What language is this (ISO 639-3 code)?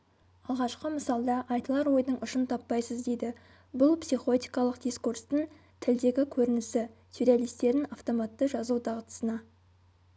kaz